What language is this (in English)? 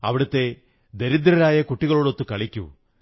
Malayalam